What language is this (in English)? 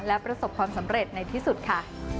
Thai